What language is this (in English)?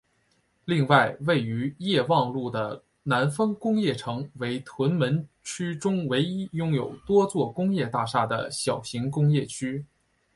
Chinese